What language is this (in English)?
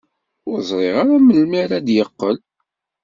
Kabyle